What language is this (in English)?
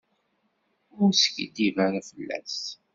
Kabyle